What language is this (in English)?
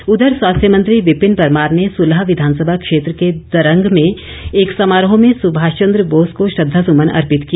Hindi